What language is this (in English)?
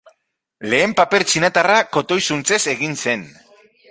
Basque